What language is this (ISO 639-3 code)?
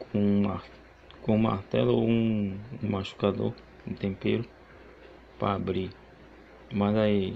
por